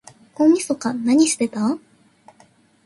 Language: Japanese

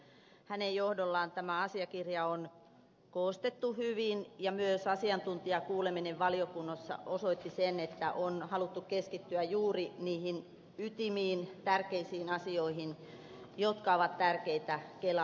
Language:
Finnish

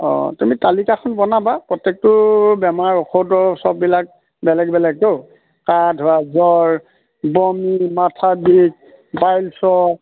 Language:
Assamese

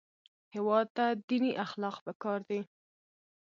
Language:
Pashto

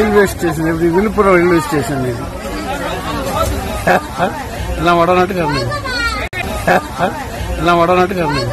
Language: Arabic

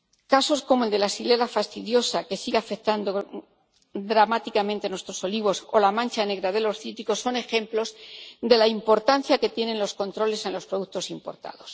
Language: Spanish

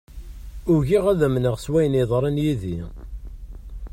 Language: Kabyle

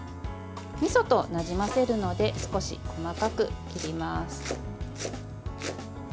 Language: Japanese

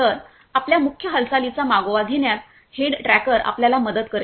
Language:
Marathi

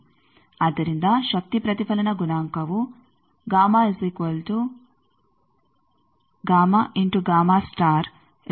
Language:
Kannada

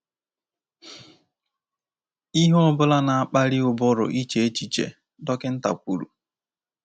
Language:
Igbo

